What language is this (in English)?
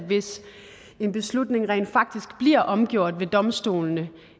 Danish